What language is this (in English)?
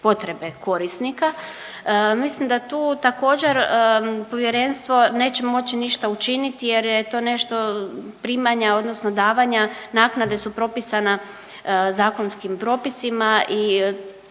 Croatian